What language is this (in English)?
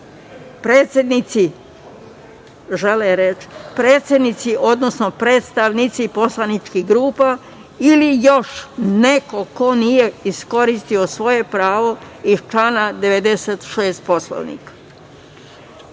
Serbian